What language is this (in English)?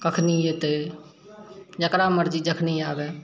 Maithili